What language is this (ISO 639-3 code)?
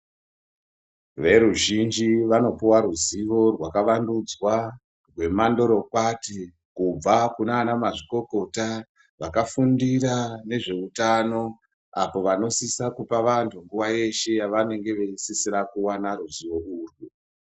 ndc